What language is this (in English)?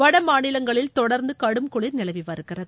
Tamil